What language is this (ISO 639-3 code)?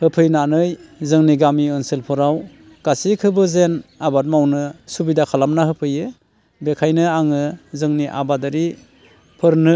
brx